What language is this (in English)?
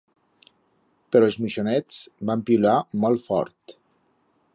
Aragonese